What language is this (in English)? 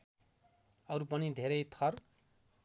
Nepali